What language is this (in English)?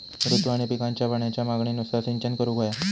Marathi